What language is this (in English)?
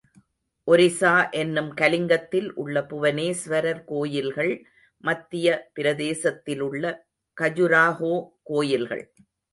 Tamil